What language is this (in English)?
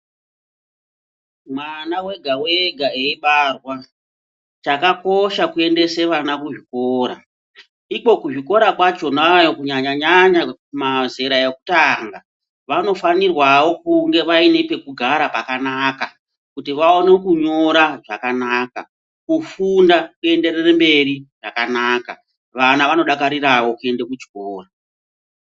Ndau